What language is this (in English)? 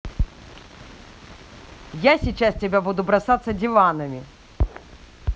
Russian